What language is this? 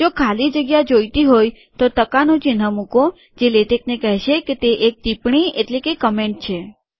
Gujarati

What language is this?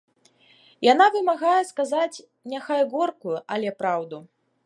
Belarusian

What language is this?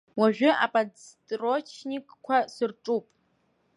Abkhazian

